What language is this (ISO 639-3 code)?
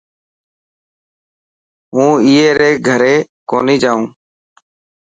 mki